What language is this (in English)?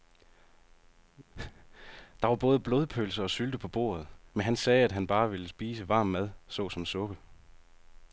Danish